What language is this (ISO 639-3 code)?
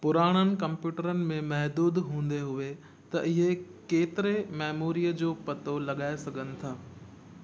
snd